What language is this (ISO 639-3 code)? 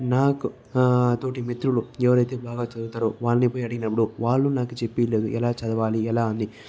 tel